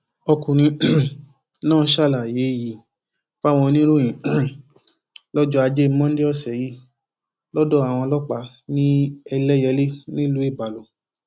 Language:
Yoruba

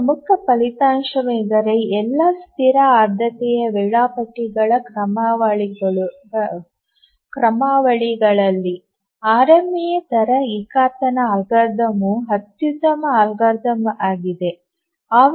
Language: Kannada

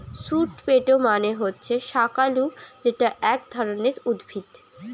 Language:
Bangla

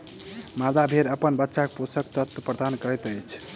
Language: Maithili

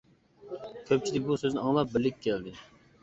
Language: Uyghur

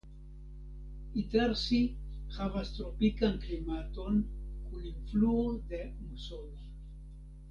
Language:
Esperanto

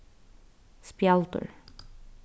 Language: Faroese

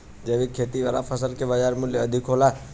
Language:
Bhojpuri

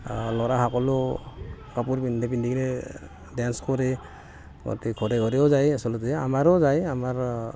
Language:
Assamese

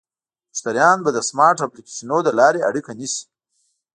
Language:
Pashto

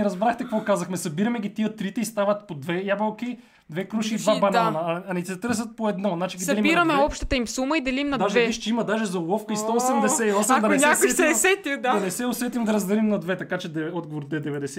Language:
Bulgarian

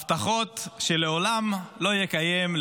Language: Hebrew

